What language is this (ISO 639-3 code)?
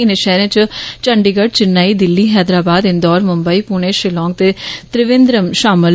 doi